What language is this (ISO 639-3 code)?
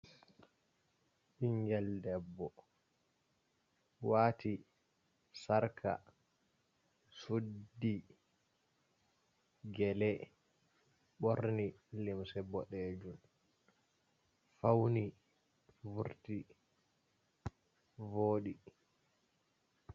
ful